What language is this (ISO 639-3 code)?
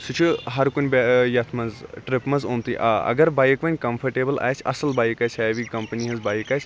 kas